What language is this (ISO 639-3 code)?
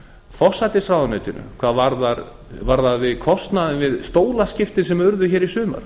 isl